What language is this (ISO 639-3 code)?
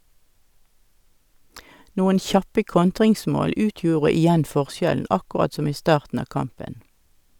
nor